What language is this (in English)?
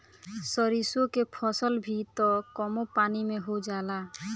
Bhojpuri